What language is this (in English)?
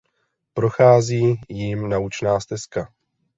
Czech